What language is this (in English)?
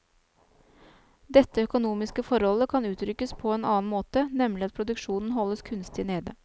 Norwegian